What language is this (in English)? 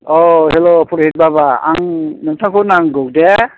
Bodo